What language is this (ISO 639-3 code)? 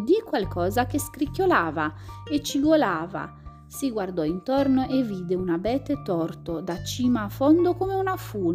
ita